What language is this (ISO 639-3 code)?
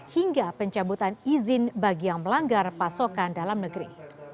ind